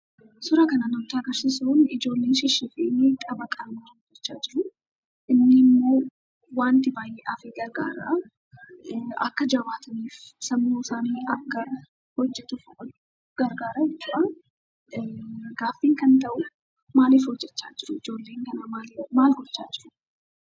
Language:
Oromo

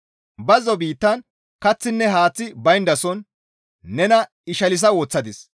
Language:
Gamo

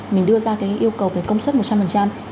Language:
Vietnamese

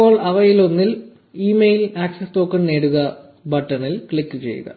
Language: Malayalam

